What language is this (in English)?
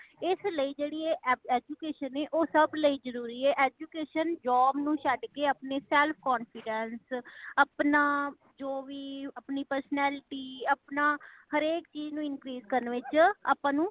Punjabi